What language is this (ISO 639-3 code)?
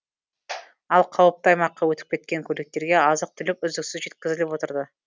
kaz